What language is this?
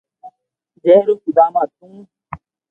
Loarki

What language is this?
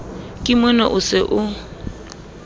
Southern Sotho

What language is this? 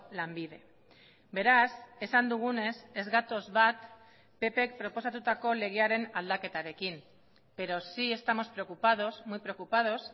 Basque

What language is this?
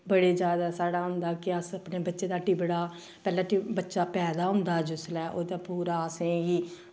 Dogri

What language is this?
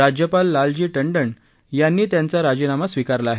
Marathi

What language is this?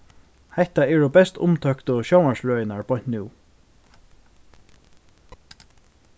Faroese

